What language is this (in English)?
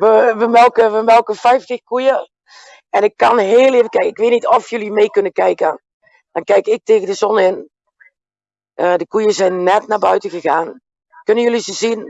Dutch